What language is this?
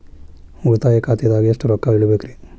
Kannada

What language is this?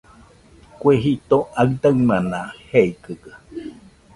Nüpode Huitoto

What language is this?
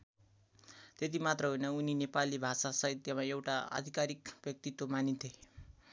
Nepali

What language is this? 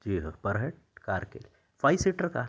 Urdu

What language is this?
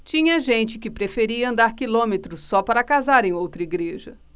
Portuguese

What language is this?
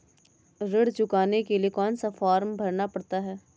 Hindi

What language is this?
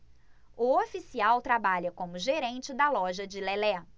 Portuguese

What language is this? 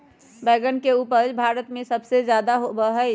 Magahi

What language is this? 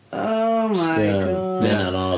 Welsh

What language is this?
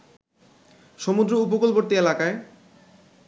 Bangla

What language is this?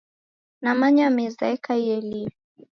Taita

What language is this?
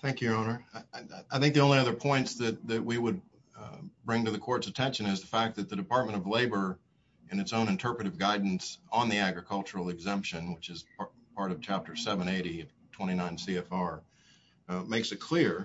English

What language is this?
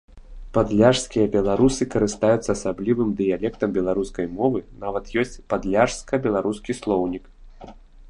Belarusian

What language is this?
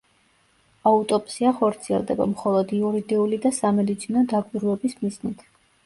Georgian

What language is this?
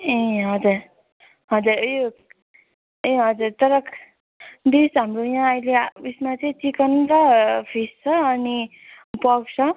Nepali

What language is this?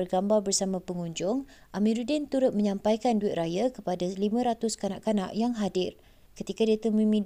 Malay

